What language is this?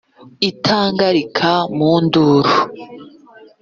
Kinyarwanda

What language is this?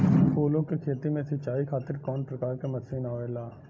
Bhojpuri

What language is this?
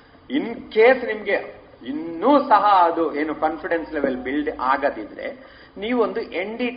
Kannada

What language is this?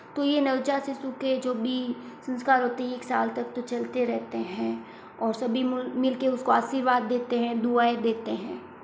Hindi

